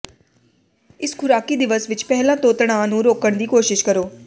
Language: Punjabi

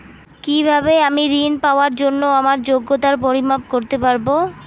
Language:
Bangla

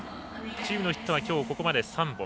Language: Japanese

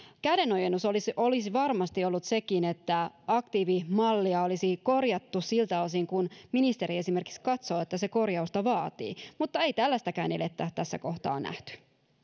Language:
Finnish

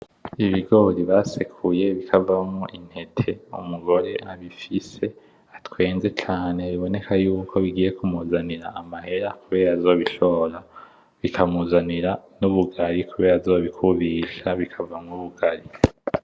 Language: Rundi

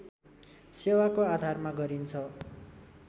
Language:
Nepali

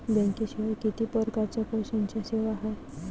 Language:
Marathi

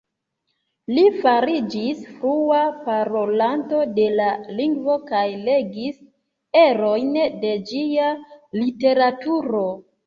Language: Esperanto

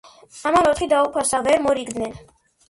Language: Georgian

